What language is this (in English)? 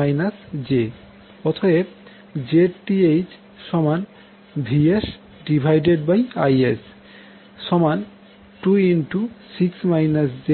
Bangla